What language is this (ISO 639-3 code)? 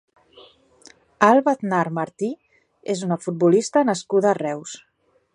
cat